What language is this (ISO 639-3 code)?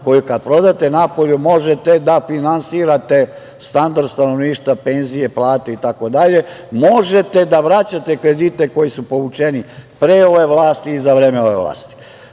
srp